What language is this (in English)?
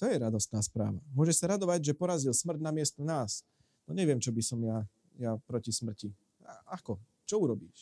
Slovak